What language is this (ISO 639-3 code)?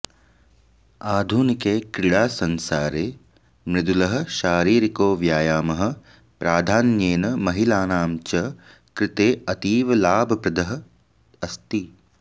san